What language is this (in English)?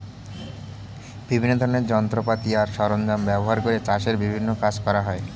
Bangla